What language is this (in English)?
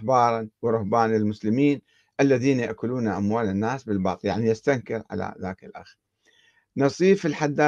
Arabic